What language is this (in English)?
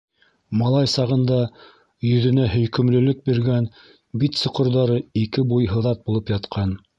Bashkir